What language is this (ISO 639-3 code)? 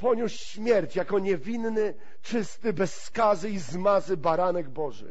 pol